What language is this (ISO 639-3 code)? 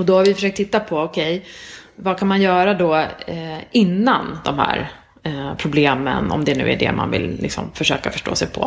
swe